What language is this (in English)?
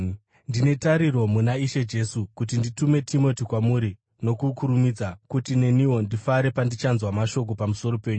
Shona